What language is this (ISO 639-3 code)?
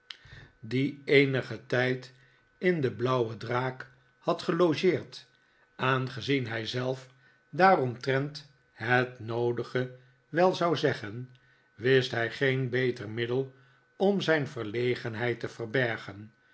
nld